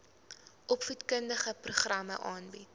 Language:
Afrikaans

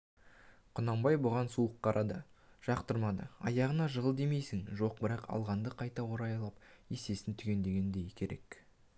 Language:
Kazakh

